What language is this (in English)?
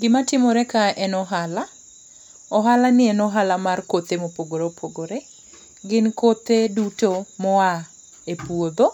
Luo (Kenya and Tanzania)